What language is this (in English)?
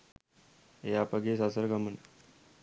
Sinhala